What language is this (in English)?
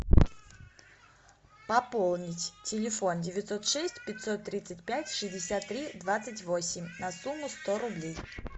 Russian